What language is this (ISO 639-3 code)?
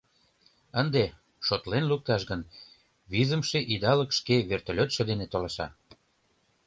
chm